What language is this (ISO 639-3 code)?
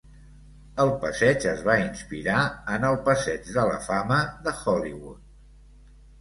cat